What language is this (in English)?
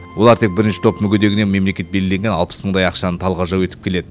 Kazakh